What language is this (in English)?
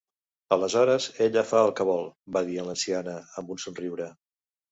Catalan